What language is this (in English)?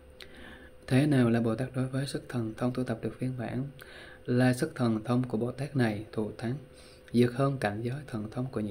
Vietnamese